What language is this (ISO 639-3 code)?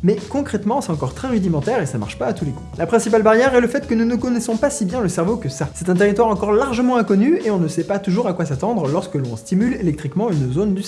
fra